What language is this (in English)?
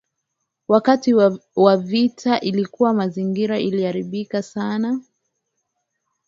Swahili